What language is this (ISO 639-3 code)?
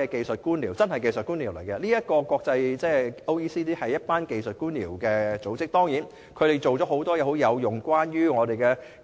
yue